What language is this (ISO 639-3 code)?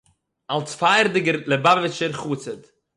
yid